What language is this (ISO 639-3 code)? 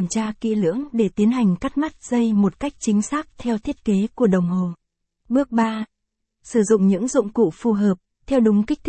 vie